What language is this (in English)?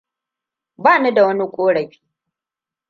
Hausa